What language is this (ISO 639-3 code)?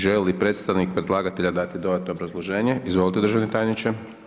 hrv